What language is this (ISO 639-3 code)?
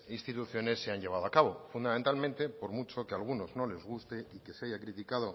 spa